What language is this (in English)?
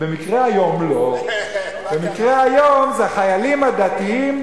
Hebrew